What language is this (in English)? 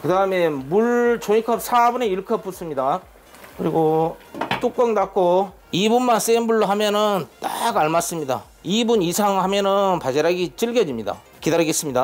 Korean